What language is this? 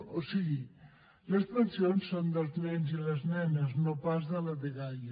Catalan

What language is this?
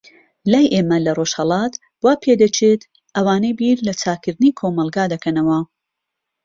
Central Kurdish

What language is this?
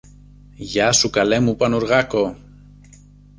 Greek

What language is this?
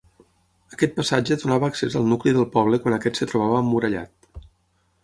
Catalan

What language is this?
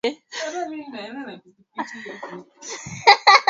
Swahili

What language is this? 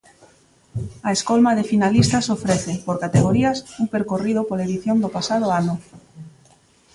Galician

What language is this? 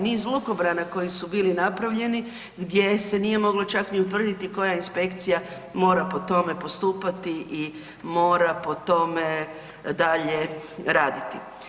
Croatian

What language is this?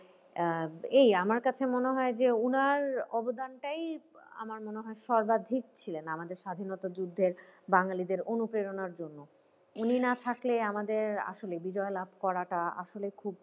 Bangla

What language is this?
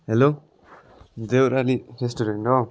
Nepali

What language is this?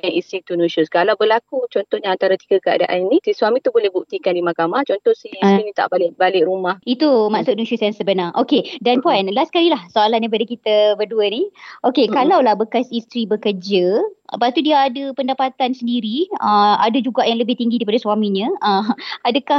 Malay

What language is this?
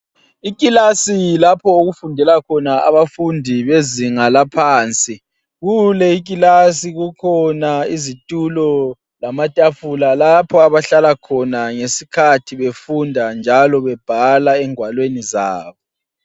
North Ndebele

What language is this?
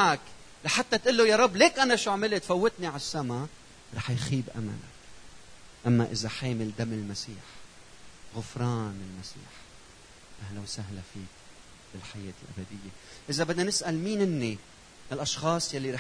Arabic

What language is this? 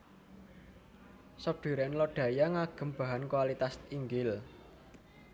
Javanese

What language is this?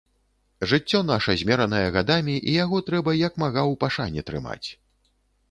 Belarusian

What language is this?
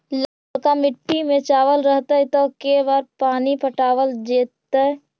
Magahi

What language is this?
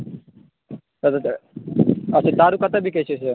Maithili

